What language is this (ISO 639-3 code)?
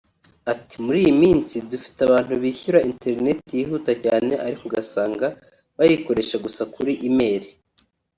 kin